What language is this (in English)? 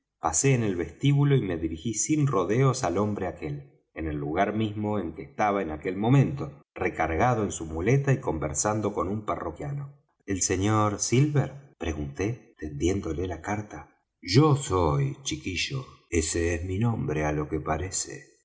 Spanish